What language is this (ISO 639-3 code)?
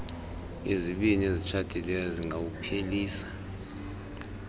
xho